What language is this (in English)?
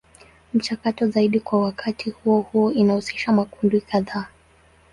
Swahili